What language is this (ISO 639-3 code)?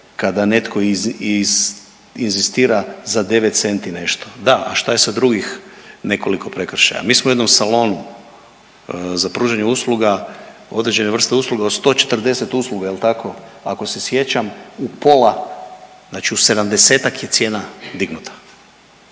hrv